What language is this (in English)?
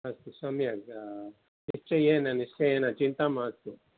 Sanskrit